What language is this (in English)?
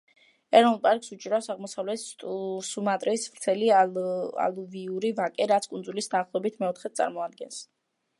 Georgian